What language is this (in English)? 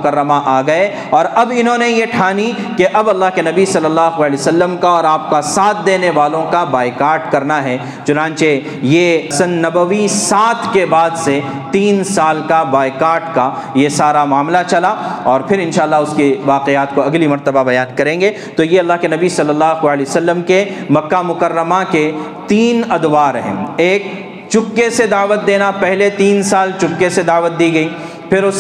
Urdu